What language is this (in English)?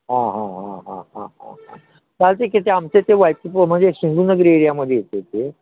Marathi